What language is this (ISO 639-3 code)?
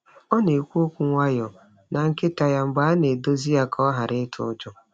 ibo